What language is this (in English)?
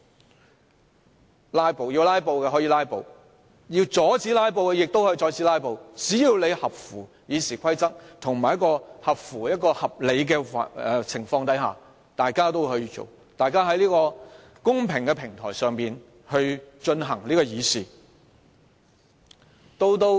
Cantonese